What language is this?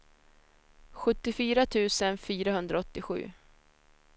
Swedish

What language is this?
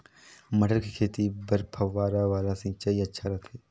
Chhattisgarhi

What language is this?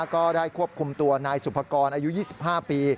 Thai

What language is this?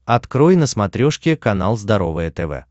Russian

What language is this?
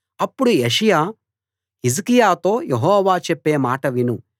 Telugu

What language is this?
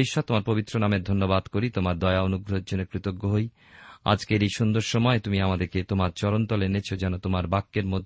Bangla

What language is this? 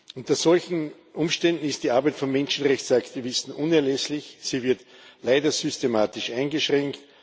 German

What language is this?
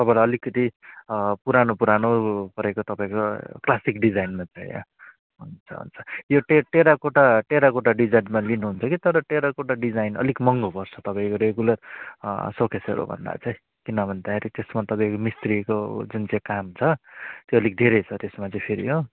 Nepali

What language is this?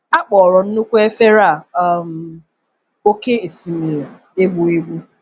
Igbo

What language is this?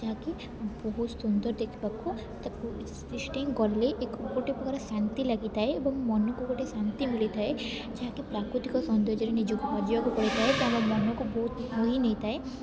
Odia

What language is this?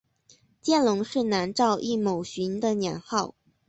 Chinese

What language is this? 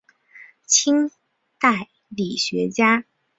Chinese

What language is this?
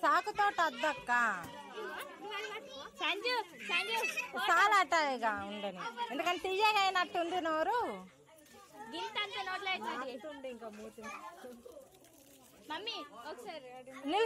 Hindi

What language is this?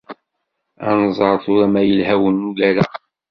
Kabyle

